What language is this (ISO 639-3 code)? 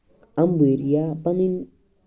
kas